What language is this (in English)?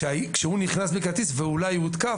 Hebrew